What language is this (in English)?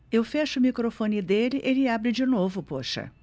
Portuguese